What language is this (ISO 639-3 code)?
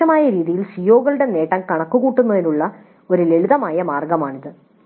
mal